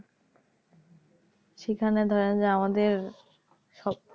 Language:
Bangla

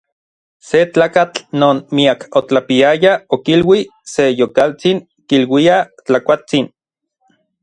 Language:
Orizaba Nahuatl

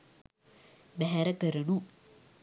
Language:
Sinhala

